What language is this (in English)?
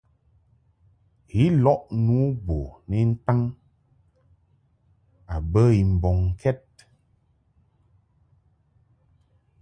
Mungaka